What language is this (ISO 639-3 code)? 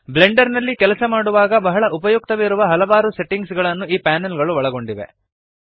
kan